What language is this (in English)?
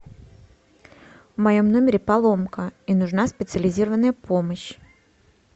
Russian